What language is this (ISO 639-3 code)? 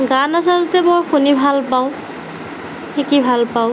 asm